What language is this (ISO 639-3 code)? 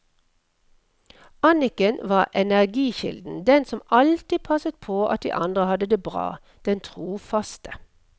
nor